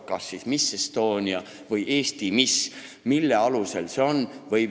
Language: Estonian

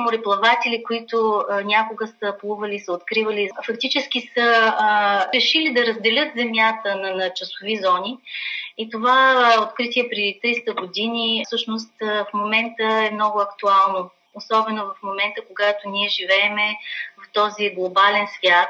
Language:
Bulgarian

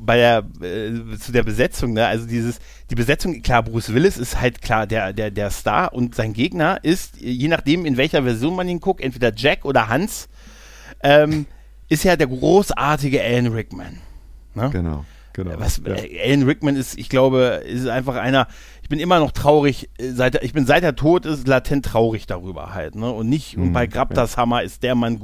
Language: German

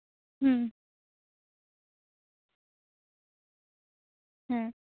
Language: Santali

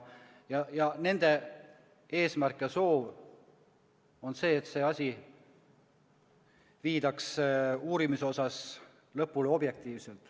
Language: Estonian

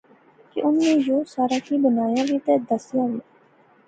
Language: Pahari-Potwari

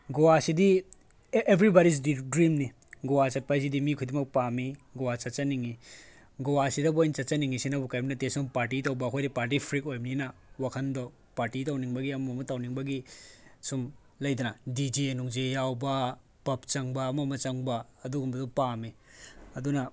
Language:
Manipuri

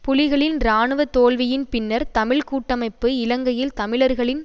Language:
Tamil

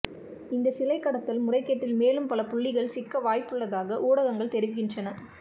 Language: Tamil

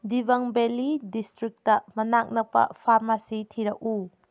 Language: Manipuri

